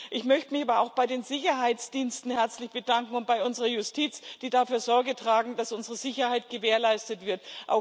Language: German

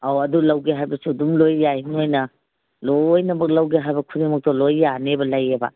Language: Manipuri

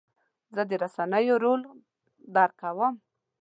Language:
Pashto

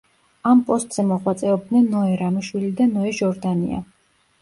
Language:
Georgian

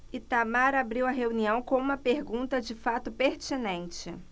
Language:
Portuguese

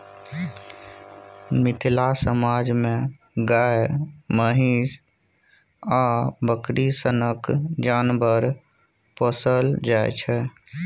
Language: Maithili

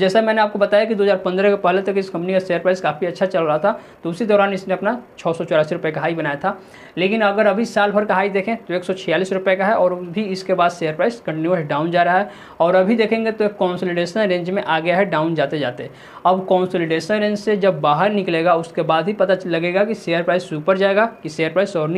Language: Hindi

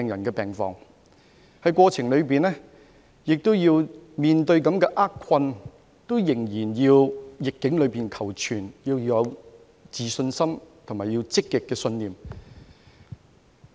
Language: Cantonese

